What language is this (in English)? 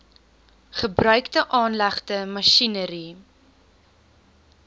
Afrikaans